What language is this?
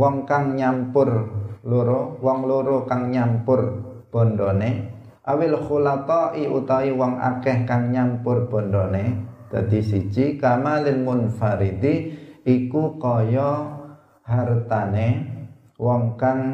Indonesian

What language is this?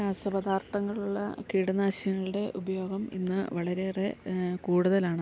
Malayalam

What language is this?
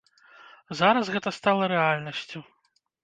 Belarusian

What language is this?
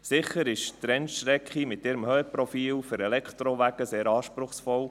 Swiss German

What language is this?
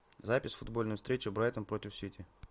Russian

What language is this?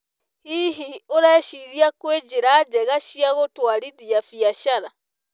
Kikuyu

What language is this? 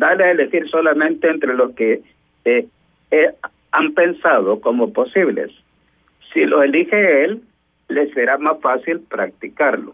Spanish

